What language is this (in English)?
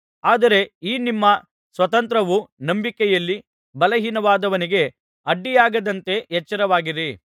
Kannada